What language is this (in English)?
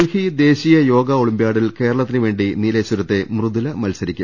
Malayalam